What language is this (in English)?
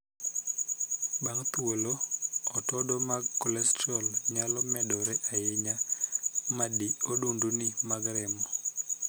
Luo (Kenya and Tanzania)